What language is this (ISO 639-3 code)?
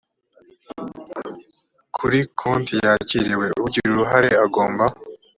kin